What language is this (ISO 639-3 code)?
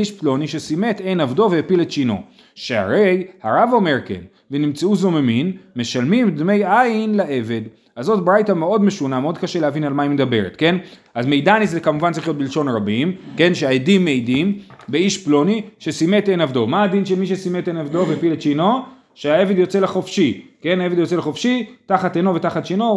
heb